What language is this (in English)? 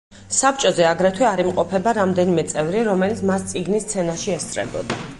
Georgian